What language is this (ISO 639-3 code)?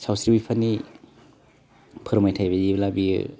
brx